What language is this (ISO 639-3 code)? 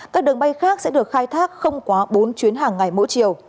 vie